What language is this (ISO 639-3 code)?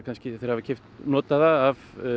isl